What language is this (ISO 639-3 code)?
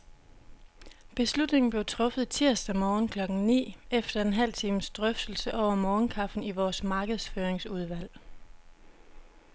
dan